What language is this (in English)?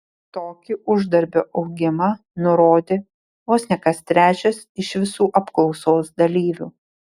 Lithuanian